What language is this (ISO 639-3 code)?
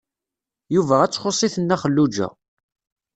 kab